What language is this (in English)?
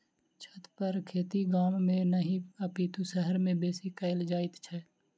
Maithili